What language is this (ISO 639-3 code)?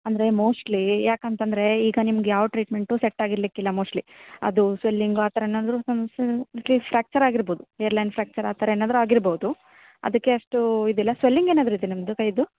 kan